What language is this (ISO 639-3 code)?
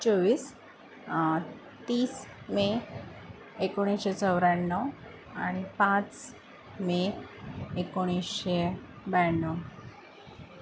mar